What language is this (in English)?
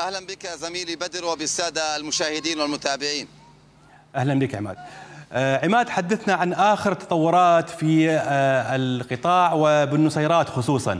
Arabic